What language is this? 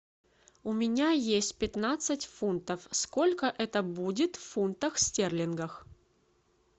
Russian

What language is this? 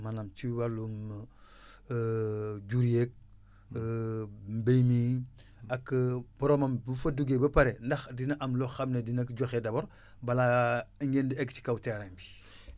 Wolof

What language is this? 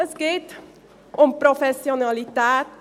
Swiss German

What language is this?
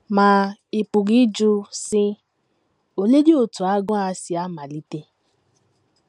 Igbo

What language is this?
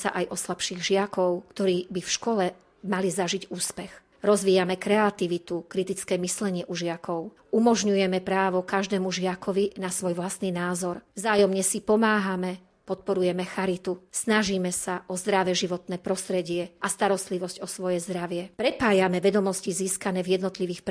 Slovak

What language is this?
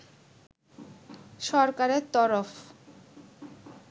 Bangla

